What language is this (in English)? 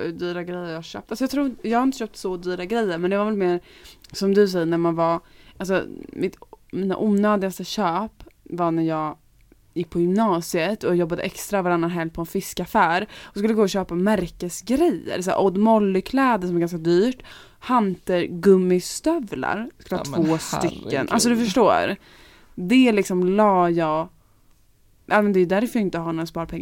Swedish